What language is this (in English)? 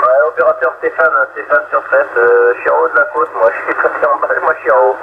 French